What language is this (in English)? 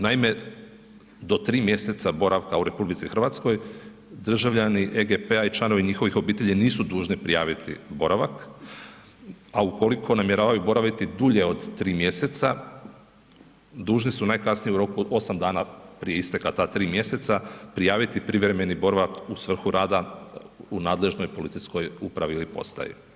Croatian